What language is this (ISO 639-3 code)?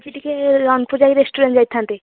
ori